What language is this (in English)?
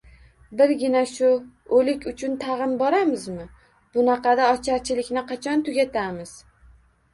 Uzbek